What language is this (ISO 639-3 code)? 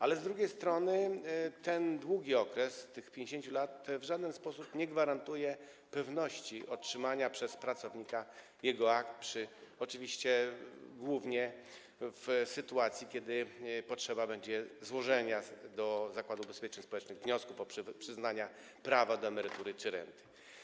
pol